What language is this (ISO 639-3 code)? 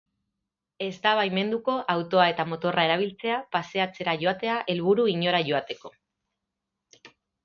eus